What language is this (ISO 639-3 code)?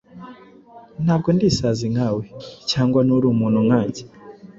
kin